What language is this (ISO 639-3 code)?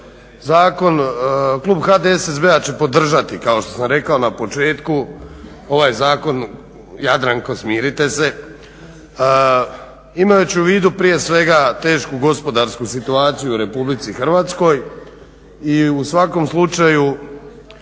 hrv